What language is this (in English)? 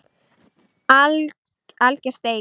Icelandic